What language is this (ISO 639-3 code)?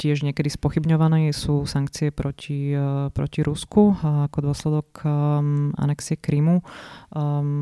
slk